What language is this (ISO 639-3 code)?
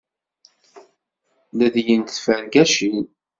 kab